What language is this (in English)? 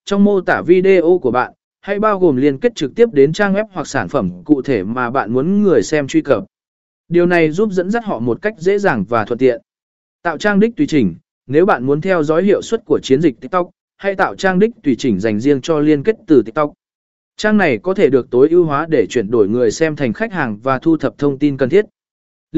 Vietnamese